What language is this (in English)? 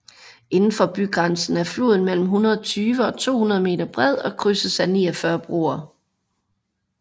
Danish